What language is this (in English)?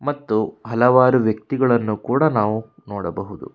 Kannada